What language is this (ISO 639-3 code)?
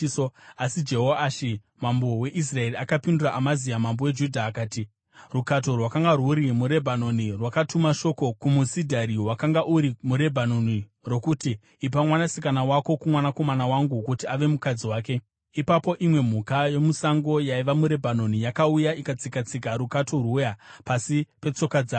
sna